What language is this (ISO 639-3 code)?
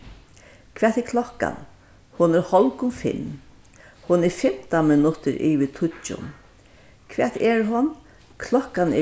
fao